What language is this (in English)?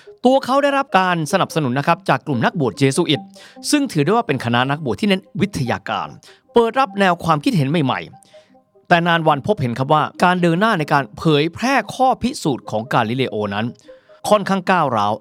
Thai